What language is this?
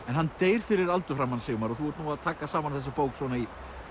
Icelandic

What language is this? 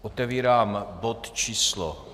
Czech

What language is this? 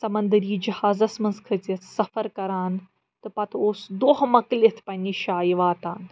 Kashmiri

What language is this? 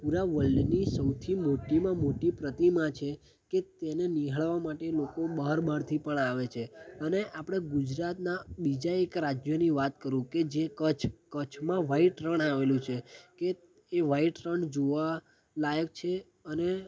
Gujarati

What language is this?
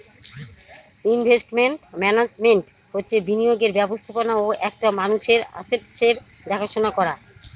Bangla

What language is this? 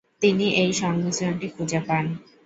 Bangla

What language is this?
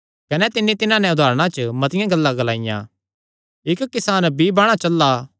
Kangri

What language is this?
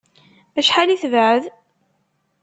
Kabyle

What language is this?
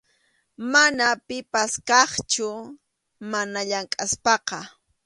Arequipa-La Unión Quechua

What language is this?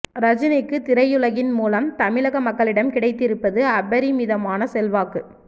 Tamil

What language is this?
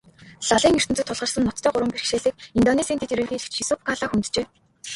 Mongolian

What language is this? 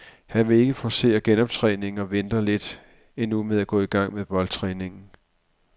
Danish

